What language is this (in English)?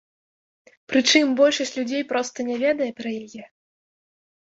Belarusian